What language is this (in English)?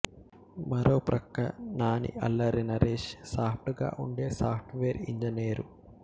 Telugu